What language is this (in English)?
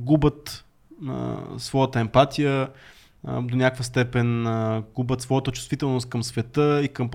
Bulgarian